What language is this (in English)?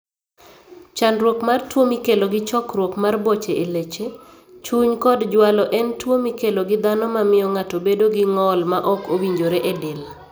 Luo (Kenya and Tanzania)